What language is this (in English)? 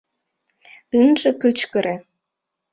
Mari